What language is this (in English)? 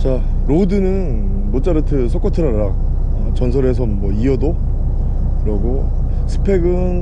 Korean